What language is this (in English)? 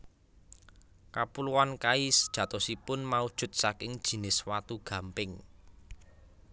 Javanese